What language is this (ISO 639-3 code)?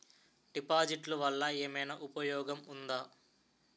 tel